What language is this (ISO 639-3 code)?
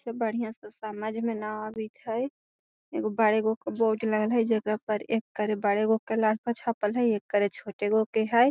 mag